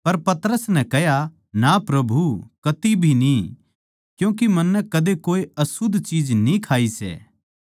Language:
Haryanvi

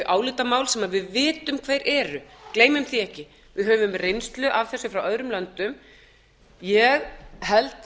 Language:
Icelandic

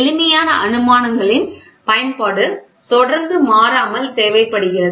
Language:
Tamil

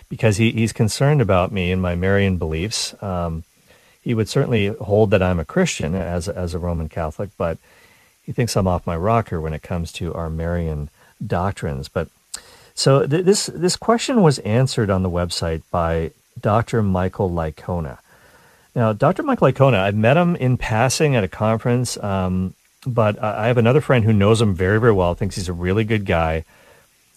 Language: English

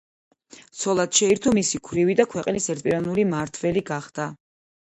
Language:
Georgian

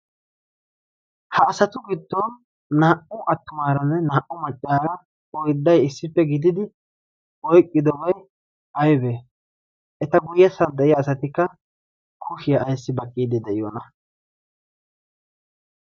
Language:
Wolaytta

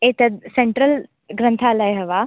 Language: Sanskrit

